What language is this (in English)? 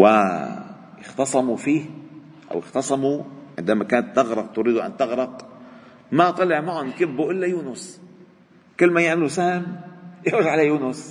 Arabic